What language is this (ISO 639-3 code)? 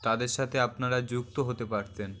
ben